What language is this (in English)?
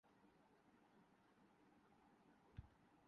Urdu